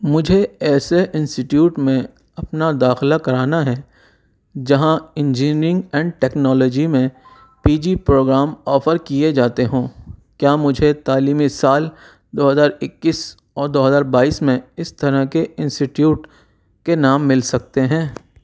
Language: Urdu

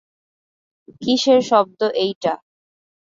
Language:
Bangla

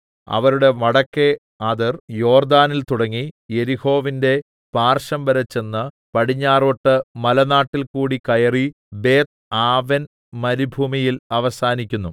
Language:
Malayalam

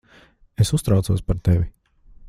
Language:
Latvian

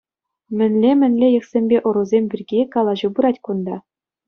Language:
Chuvash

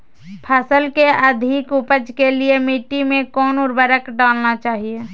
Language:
Magahi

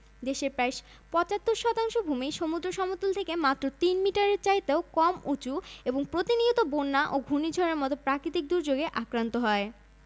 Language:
Bangla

